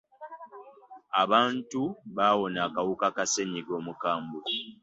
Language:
Ganda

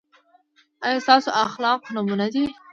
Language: Pashto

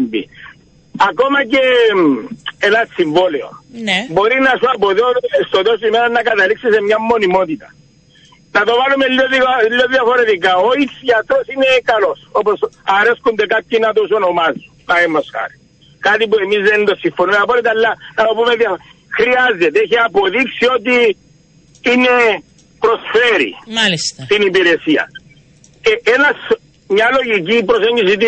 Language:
Greek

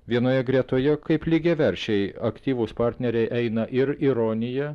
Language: Lithuanian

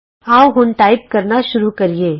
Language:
Punjabi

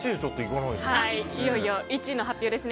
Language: Japanese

